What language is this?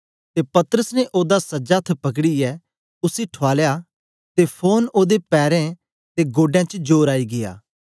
Dogri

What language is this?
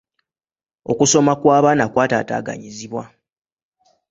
Ganda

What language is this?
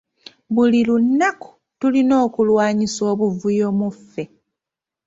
Ganda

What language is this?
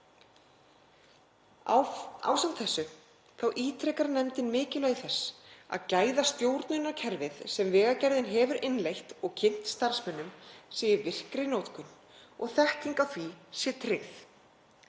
Icelandic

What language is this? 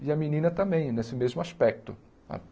Portuguese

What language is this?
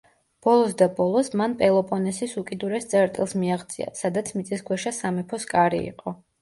Georgian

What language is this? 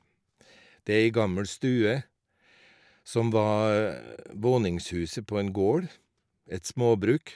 Norwegian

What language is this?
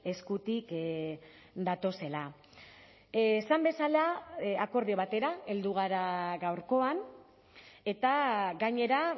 Basque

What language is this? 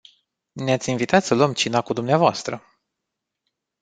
Romanian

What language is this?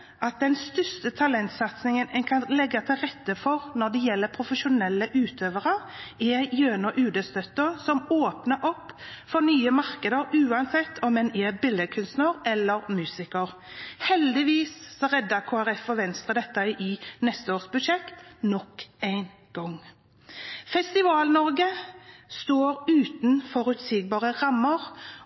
Norwegian Bokmål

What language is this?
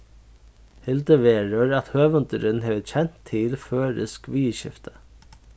Faroese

